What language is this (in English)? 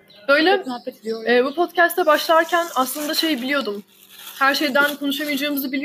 Turkish